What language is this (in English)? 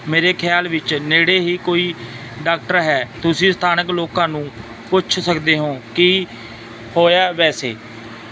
Punjabi